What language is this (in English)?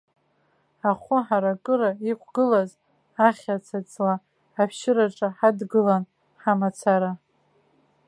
Abkhazian